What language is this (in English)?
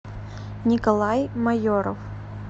Russian